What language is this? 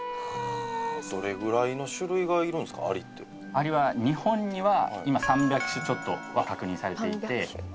Japanese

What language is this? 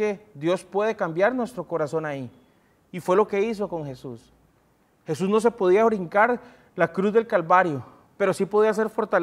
Spanish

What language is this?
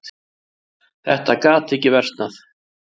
Icelandic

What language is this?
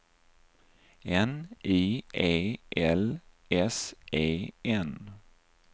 Swedish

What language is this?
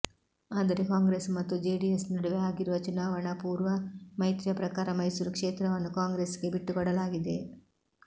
Kannada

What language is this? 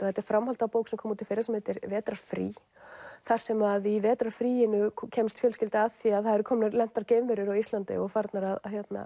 Icelandic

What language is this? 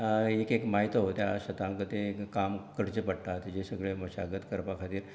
Konkani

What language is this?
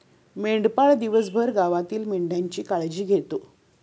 Marathi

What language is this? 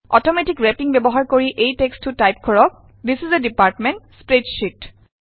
Assamese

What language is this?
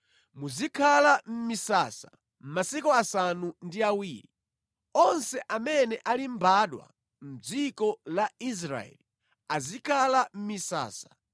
Nyanja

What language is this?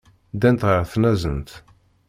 Kabyle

